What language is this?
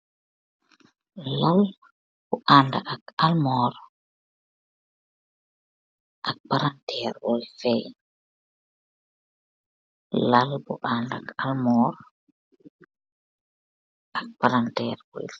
Wolof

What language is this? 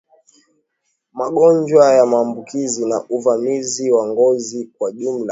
Swahili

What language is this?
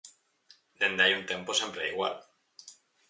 Galician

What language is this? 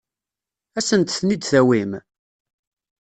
Kabyle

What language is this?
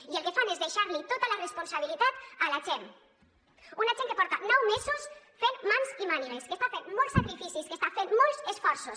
Catalan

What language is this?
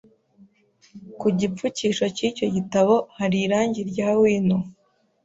Kinyarwanda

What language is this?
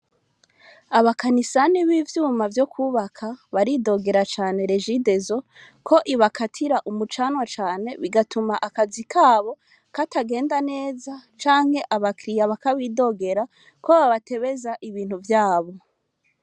Rundi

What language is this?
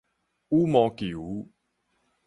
Min Nan Chinese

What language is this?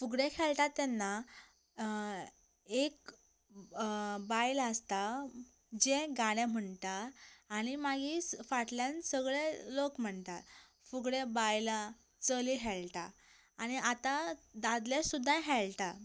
Konkani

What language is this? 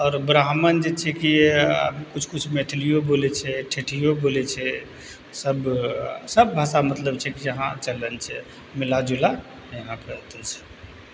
Maithili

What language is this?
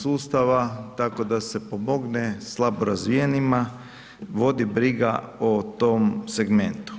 Croatian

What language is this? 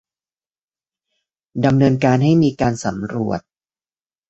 Thai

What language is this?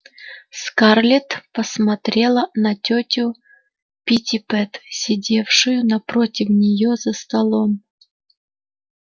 Russian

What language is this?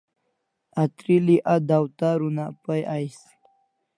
Kalasha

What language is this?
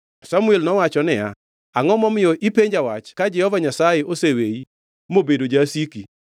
Luo (Kenya and Tanzania)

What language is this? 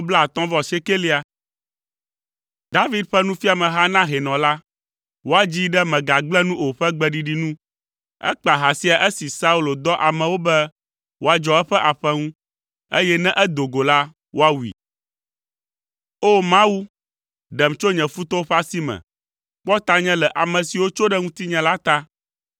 Ewe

